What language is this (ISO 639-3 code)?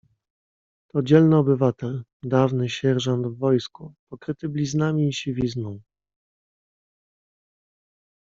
pol